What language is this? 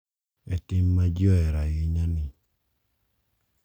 Luo (Kenya and Tanzania)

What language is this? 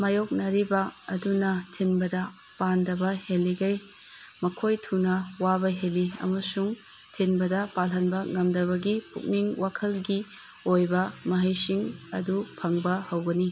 Manipuri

